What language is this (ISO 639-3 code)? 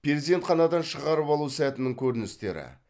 kaz